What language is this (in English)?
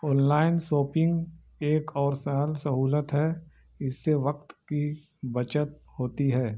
Urdu